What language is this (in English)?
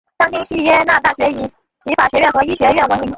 Chinese